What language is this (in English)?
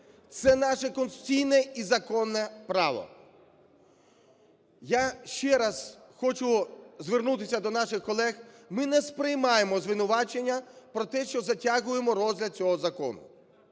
Ukrainian